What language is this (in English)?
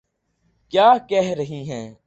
Urdu